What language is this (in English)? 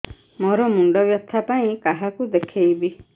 Odia